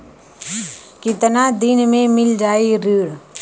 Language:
Bhojpuri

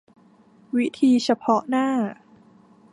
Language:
Thai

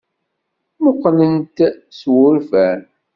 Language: Kabyle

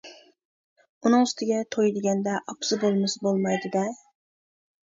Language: Uyghur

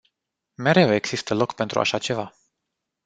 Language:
Romanian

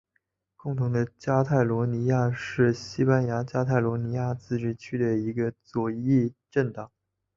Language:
Chinese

